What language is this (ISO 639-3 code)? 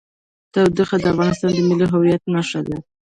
pus